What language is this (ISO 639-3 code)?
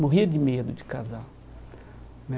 por